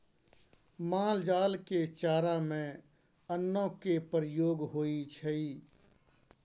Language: Maithili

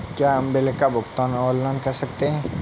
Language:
Hindi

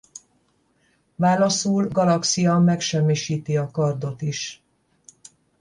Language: Hungarian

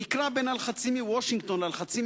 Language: Hebrew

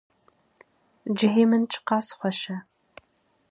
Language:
Kurdish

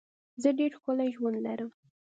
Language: Pashto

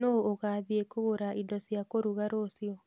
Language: Kikuyu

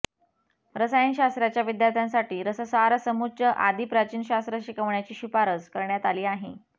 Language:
Marathi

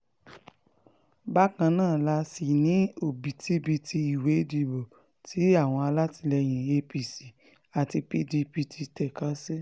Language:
Yoruba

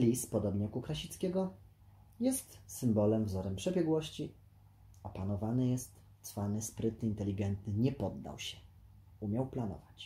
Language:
Polish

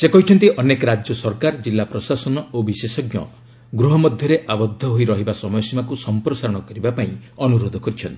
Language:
Odia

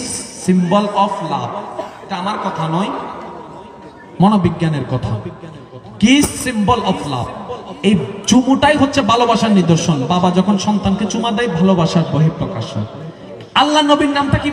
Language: Romanian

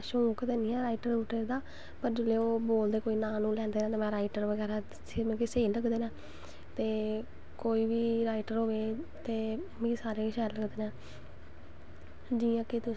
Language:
Dogri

